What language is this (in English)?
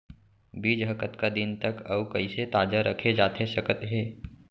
Chhattisgarhi